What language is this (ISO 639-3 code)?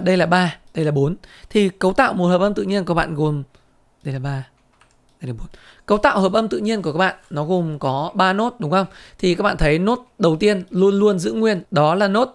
vie